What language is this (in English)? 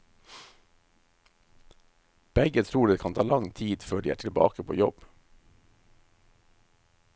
Norwegian